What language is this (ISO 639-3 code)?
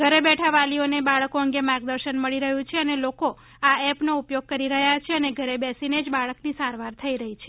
guj